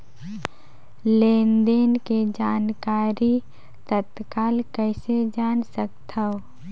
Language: Chhattisgarhi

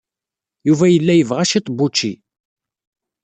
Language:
Kabyle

